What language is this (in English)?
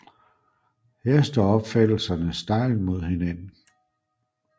Danish